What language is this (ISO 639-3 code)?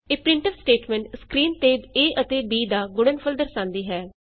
pan